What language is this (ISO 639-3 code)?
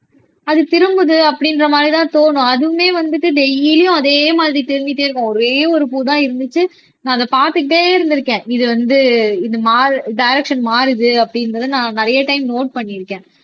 tam